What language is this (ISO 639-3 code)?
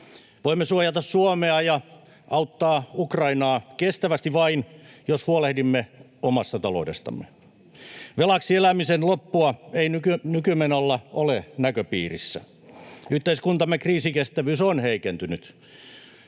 fin